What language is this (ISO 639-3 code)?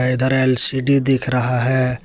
hin